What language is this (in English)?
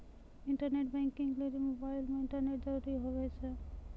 Maithili